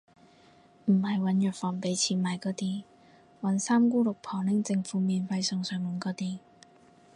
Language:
Cantonese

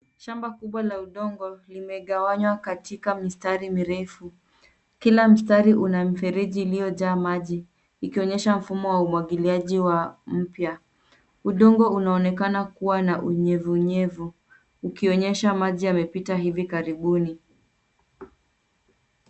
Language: Swahili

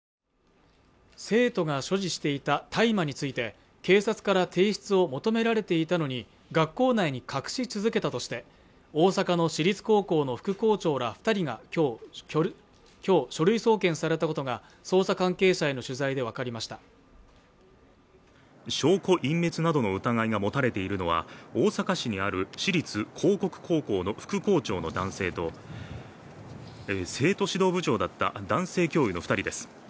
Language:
Japanese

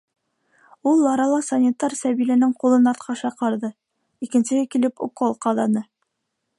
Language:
Bashkir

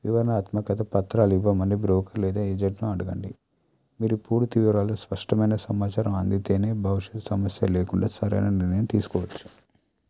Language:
Telugu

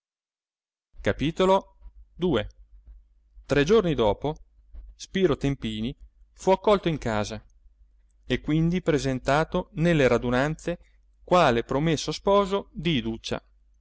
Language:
Italian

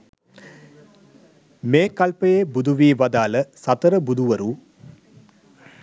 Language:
Sinhala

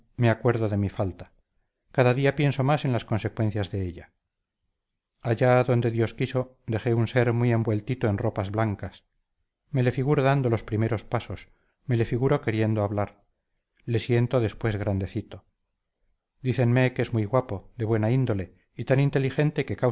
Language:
Spanish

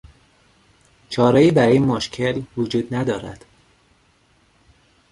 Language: Persian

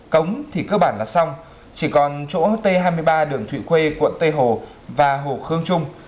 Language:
Vietnamese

